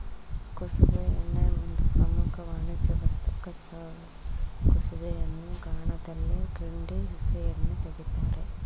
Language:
Kannada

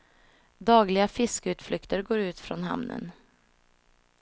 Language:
Swedish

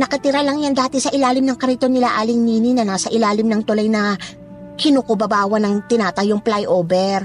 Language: Filipino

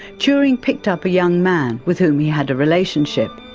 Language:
English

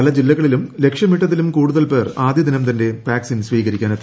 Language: Malayalam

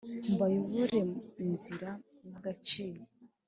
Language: Kinyarwanda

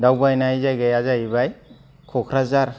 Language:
Bodo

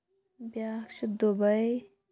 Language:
Kashmiri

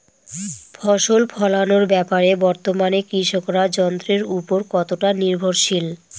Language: Bangla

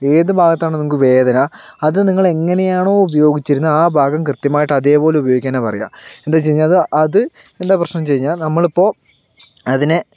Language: Malayalam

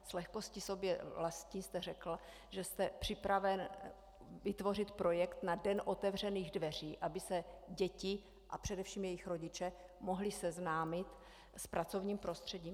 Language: Czech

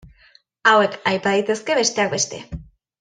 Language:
Basque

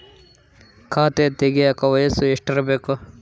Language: Kannada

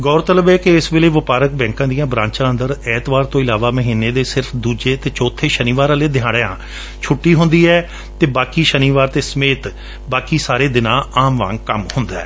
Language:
Punjabi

